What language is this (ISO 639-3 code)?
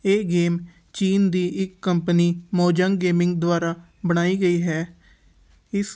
pan